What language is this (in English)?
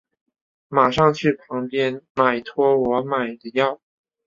Chinese